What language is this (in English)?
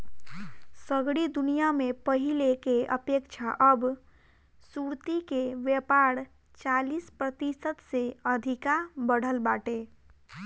Bhojpuri